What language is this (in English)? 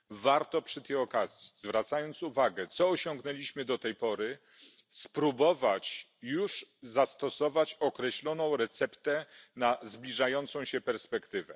Polish